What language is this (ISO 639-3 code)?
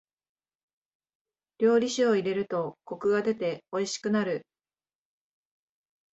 jpn